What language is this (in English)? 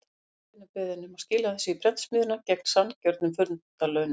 Icelandic